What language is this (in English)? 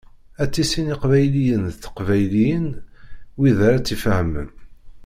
Kabyle